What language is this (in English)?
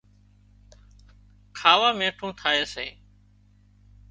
Wadiyara Koli